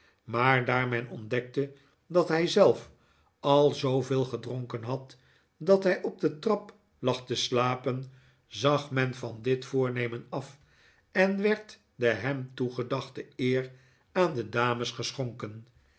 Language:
Dutch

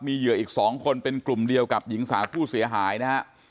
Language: Thai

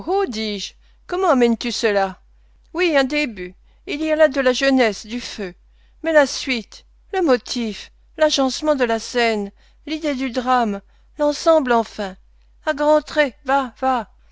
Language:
French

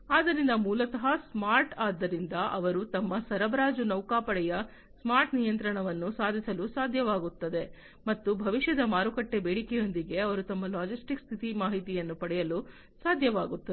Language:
Kannada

